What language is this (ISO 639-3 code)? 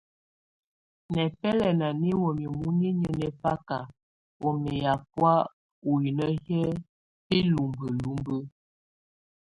tvu